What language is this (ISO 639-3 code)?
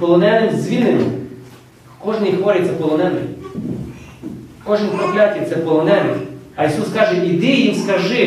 ukr